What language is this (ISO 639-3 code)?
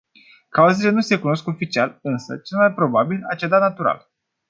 ron